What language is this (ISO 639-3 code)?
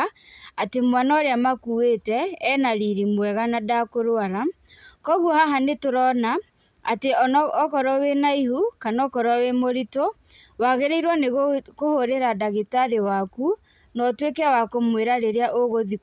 kik